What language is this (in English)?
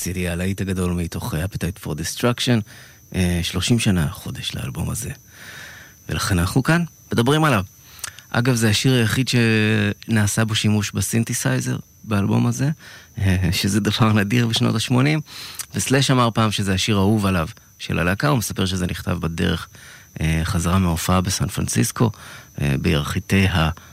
Hebrew